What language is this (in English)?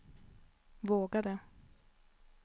Swedish